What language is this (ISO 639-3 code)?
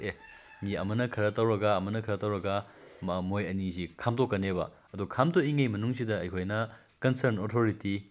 mni